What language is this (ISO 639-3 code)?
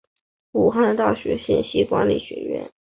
zho